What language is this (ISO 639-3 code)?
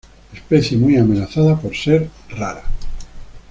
spa